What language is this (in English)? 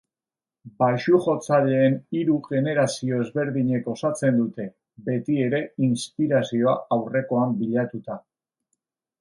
Basque